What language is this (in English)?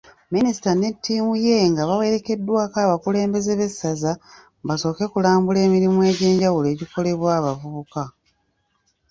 Ganda